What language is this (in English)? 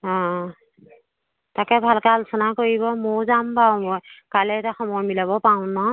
Assamese